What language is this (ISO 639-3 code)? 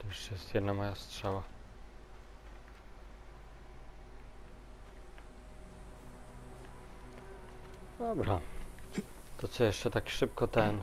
pol